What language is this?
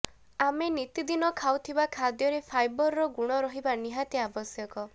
Odia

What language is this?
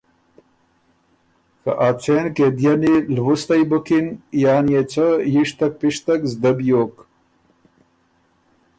Ormuri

